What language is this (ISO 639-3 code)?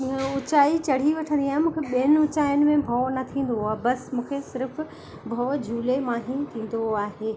snd